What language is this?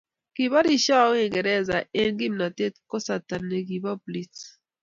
Kalenjin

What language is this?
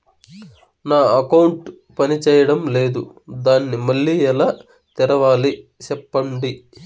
Telugu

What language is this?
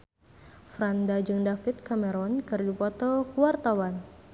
Sundanese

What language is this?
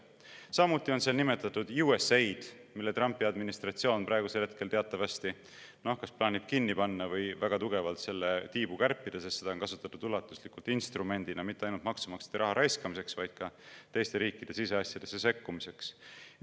Estonian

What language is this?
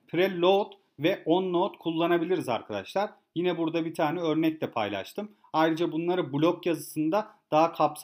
Turkish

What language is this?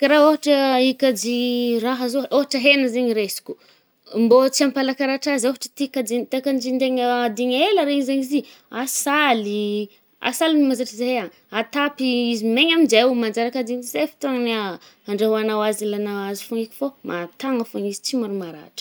Northern Betsimisaraka Malagasy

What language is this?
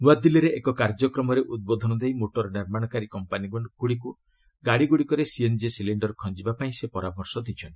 Odia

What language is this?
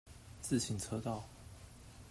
Chinese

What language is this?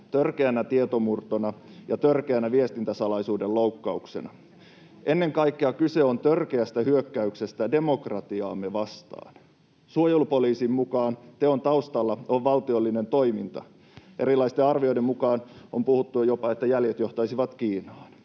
Finnish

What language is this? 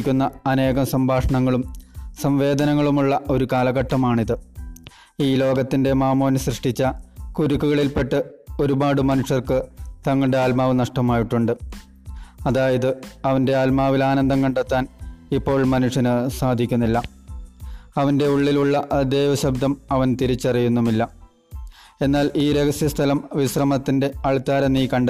Malayalam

